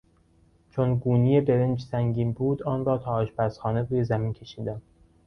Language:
Persian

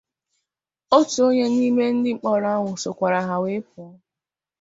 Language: Igbo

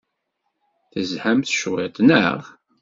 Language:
Kabyle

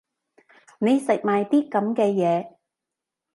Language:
Cantonese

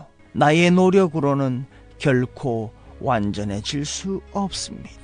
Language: Korean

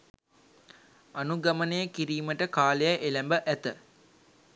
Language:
Sinhala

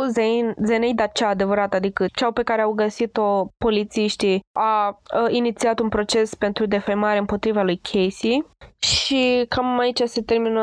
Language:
Romanian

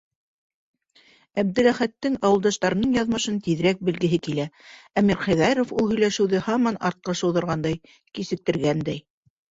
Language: Bashkir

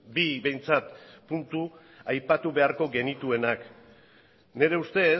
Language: Basque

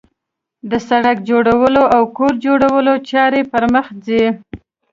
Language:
Pashto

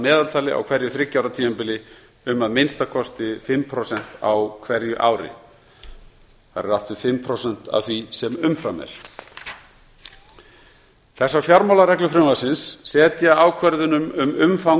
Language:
Icelandic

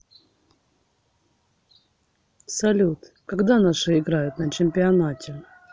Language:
Russian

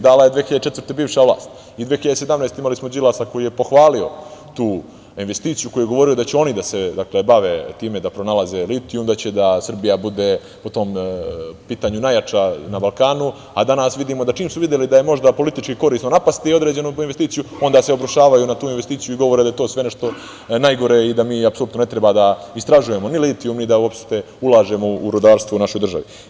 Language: Serbian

